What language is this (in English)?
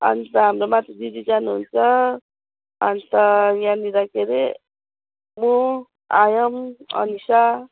Nepali